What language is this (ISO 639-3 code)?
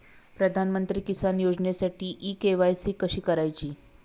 mar